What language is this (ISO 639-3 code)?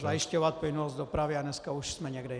ces